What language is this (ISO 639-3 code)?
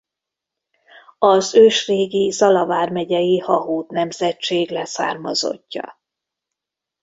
hun